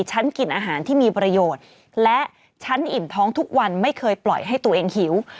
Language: Thai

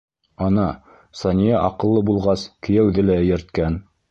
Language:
Bashkir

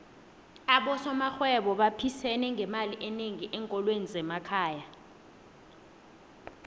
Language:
South Ndebele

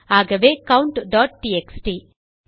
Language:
Tamil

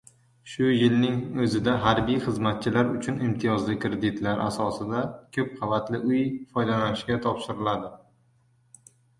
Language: Uzbek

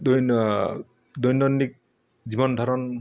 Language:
Assamese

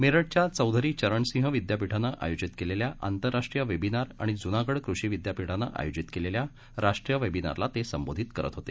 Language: Marathi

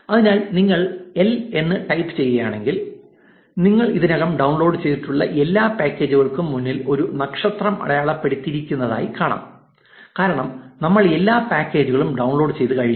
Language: Malayalam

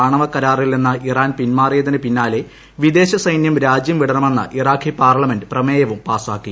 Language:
Malayalam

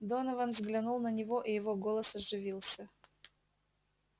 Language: Russian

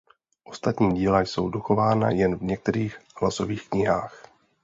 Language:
Czech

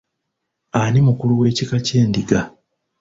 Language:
Ganda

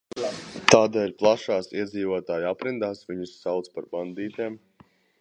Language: Latvian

